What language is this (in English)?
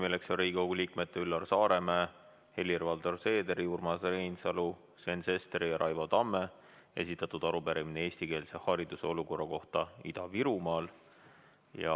Estonian